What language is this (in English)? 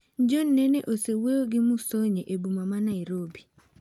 Luo (Kenya and Tanzania)